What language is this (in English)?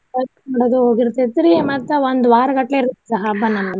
Kannada